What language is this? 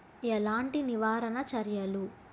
Telugu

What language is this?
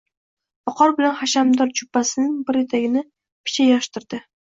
Uzbek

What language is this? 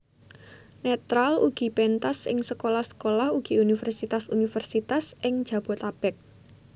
Javanese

